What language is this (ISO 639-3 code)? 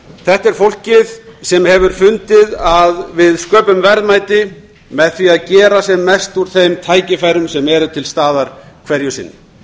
isl